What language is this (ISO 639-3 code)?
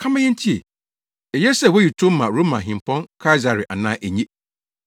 aka